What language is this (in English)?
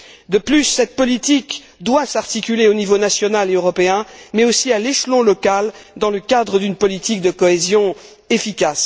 French